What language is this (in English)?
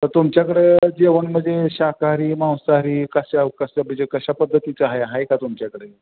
Marathi